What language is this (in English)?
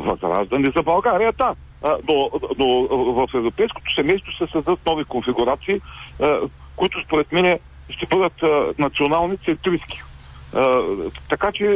Bulgarian